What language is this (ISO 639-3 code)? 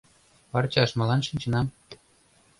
chm